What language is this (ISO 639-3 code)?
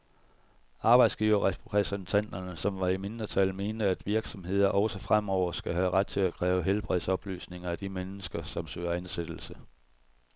dan